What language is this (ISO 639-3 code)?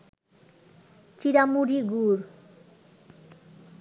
ben